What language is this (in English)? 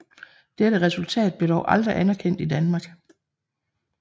Danish